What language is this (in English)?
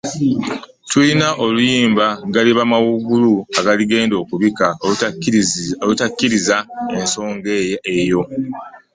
Ganda